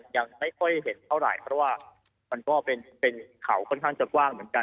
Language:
Thai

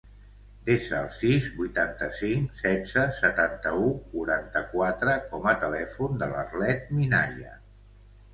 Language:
Catalan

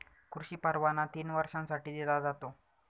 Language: Marathi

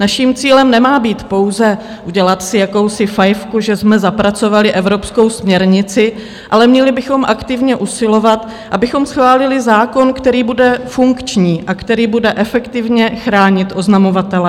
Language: Czech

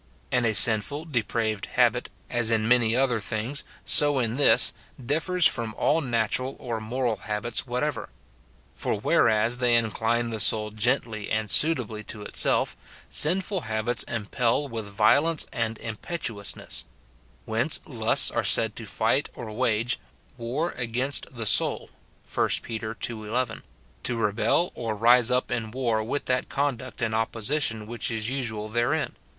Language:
English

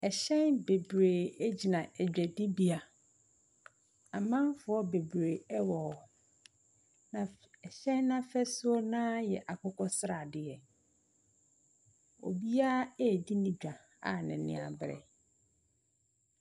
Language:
Akan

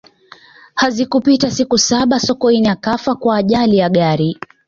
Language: Swahili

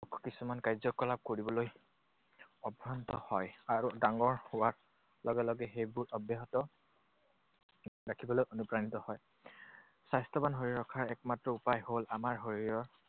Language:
Assamese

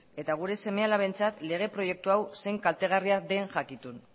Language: Basque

